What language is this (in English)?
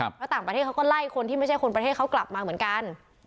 Thai